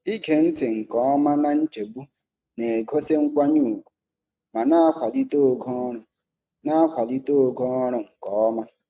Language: Igbo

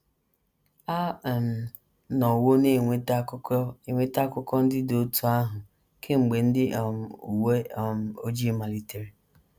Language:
Igbo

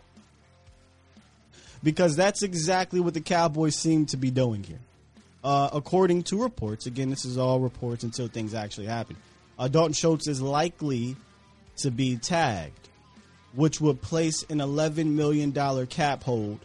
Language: English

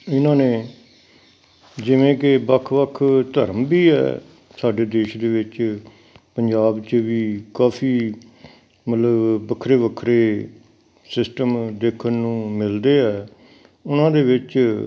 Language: Punjabi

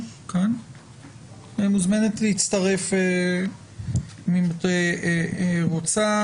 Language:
Hebrew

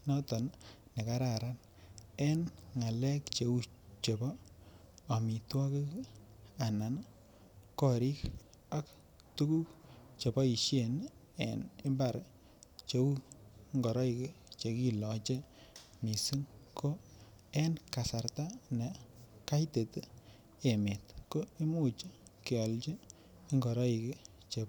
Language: Kalenjin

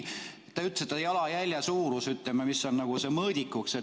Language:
Estonian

